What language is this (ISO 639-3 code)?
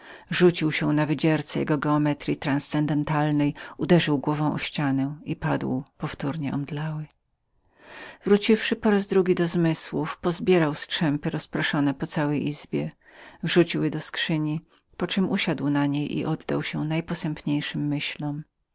pol